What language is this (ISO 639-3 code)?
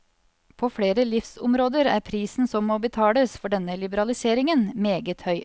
nor